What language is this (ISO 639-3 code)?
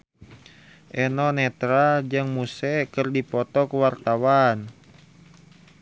sun